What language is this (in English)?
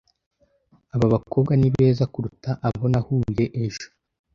Kinyarwanda